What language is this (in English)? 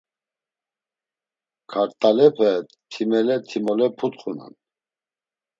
Laz